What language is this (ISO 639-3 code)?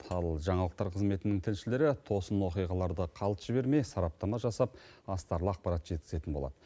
kaz